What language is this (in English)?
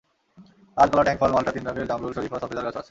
Bangla